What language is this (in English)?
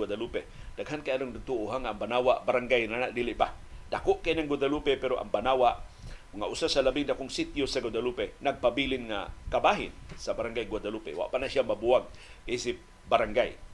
Filipino